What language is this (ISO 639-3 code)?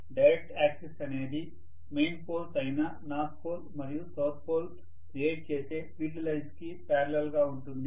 tel